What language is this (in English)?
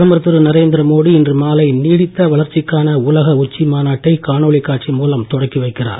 Tamil